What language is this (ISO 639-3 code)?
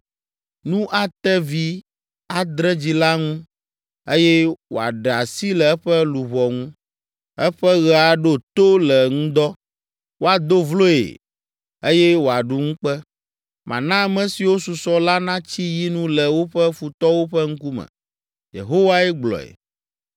ewe